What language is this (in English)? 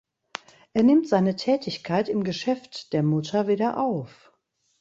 German